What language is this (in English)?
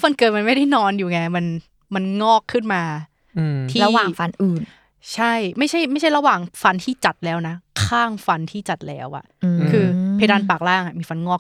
Thai